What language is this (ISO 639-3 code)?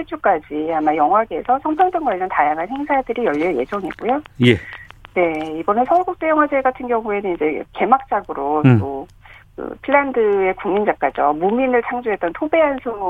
kor